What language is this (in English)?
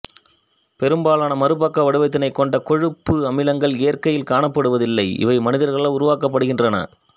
Tamil